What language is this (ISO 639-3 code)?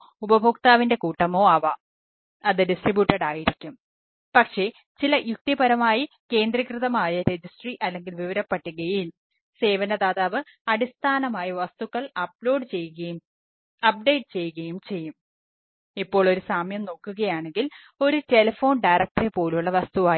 mal